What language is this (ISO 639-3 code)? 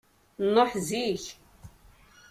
kab